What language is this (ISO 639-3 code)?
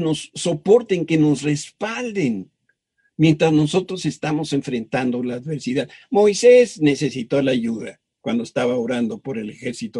spa